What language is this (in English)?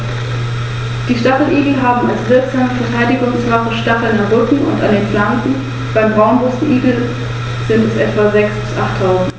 German